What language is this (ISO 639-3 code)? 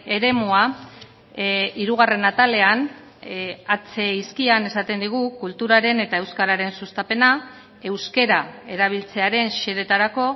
eus